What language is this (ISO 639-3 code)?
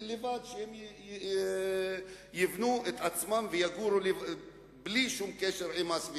heb